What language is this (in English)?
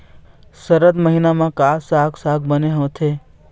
Chhattisgarhi